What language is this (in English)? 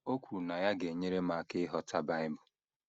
Igbo